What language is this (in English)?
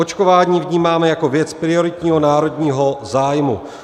Czech